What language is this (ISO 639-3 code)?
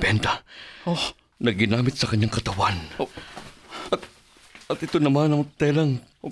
fil